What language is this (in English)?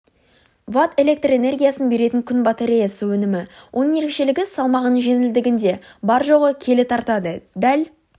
Kazakh